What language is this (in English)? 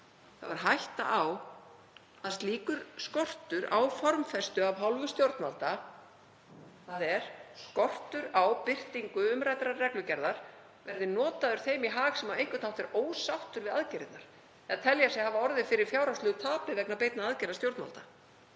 Icelandic